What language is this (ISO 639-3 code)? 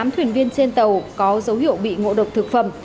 vie